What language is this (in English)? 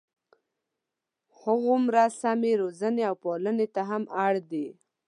Pashto